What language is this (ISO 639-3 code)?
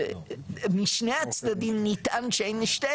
heb